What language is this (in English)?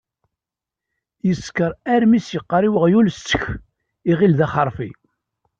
Kabyle